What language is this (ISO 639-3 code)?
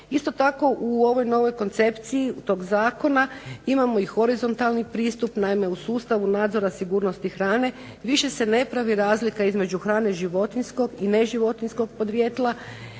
hrv